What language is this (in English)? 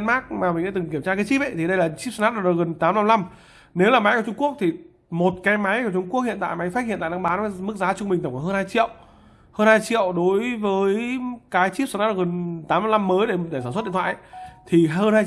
Vietnamese